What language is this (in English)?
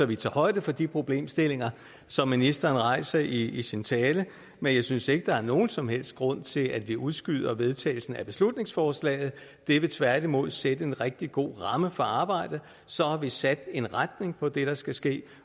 Danish